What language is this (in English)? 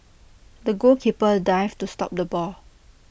English